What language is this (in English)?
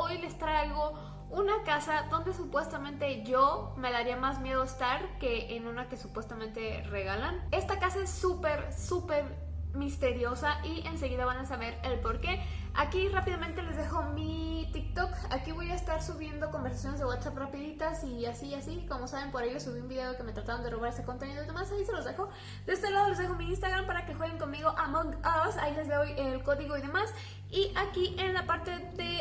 Spanish